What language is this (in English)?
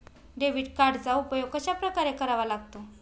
Marathi